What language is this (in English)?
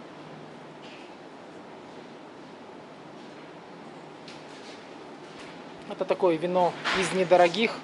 Russian